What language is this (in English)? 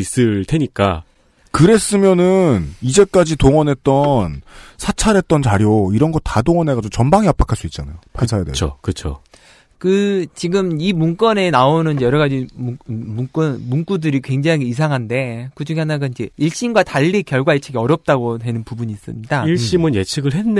Korean